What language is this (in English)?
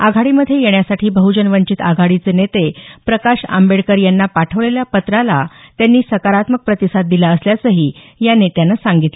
Marathi